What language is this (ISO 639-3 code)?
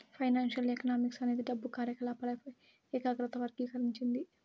tel